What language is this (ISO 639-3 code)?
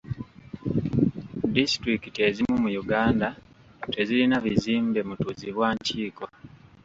lug